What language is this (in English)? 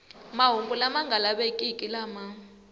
Tsonga